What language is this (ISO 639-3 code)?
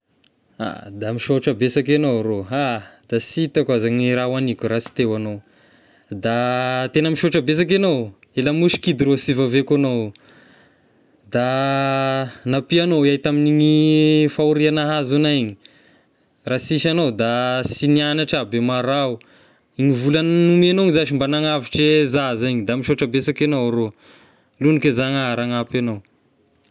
tkg